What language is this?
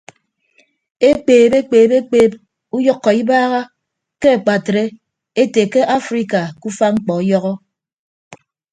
Ibibio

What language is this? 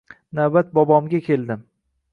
Uzbek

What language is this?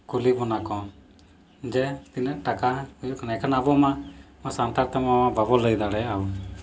Santali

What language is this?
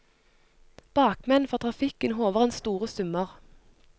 Norwegian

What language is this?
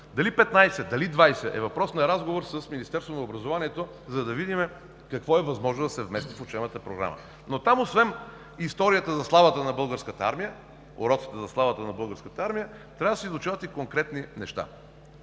Bulgarian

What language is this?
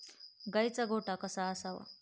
Marathi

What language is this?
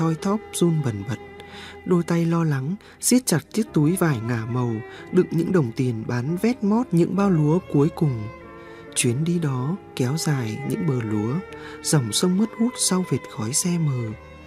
Vietnamese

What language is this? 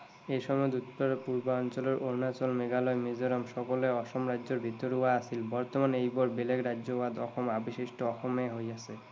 Assamese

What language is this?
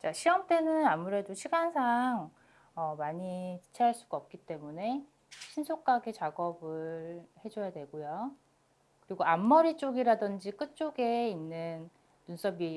Korean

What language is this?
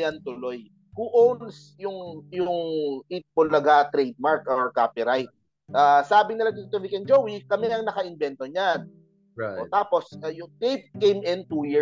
Filipino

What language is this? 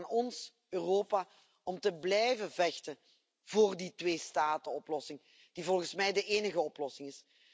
Dutch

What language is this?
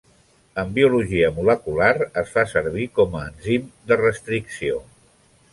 Catalan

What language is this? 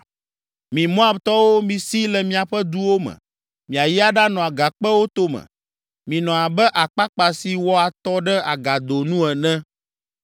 Ewe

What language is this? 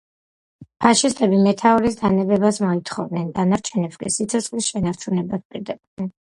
Georgian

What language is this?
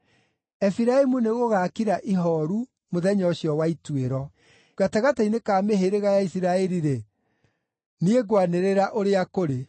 Kikuyu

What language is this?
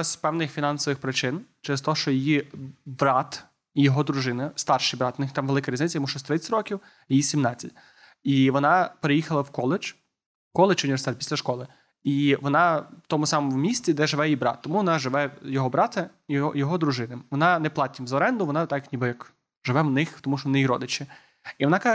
Ukrainian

